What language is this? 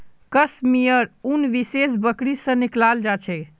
Magahi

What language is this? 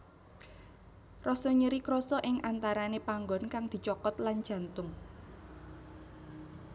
Javanese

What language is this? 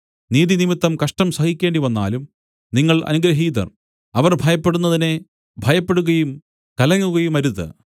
Malayalam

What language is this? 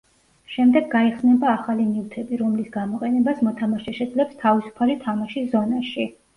Georgian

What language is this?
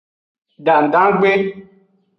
Aja (Benin)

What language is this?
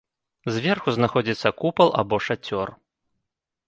Belarusian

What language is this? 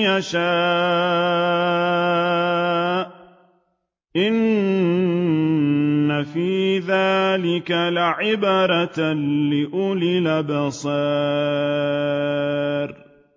Arabic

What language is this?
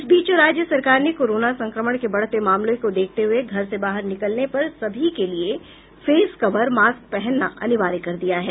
Hindi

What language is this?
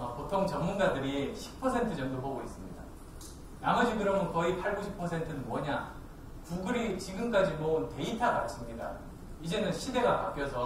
Korean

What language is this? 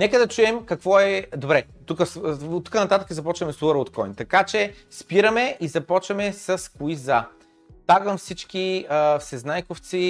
Bulgarian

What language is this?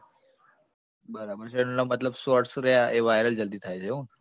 Gujarati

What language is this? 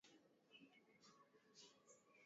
Swahili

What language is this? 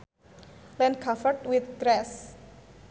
Sundanese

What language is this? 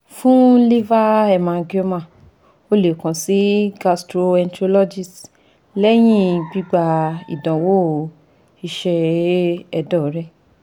Yoruba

